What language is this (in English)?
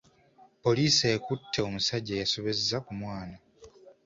Ganda